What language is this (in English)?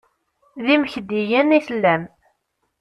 Kabyle